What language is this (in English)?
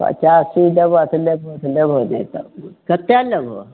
Maithili